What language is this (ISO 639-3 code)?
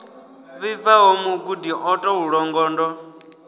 ven